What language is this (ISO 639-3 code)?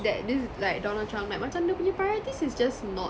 eng